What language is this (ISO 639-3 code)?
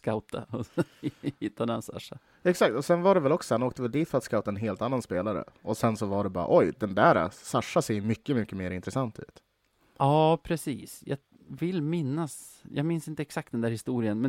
swe